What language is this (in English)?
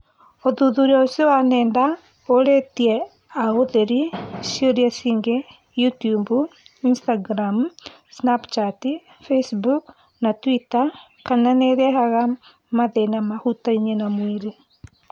Kikuyu